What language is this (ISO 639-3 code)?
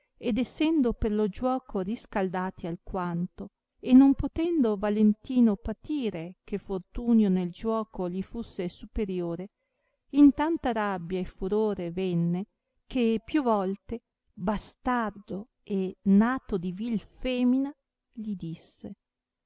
ita